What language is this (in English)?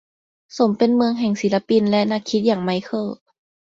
Thai